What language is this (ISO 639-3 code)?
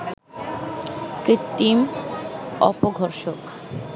ben